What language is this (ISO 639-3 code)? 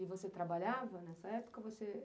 por